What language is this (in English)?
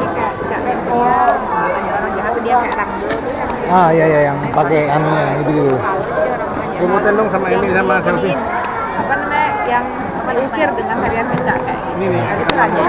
Indonesian